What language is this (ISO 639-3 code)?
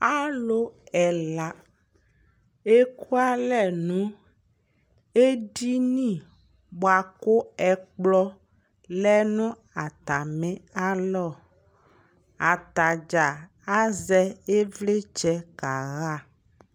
kpo